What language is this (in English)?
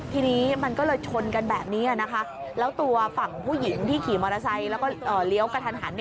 Thai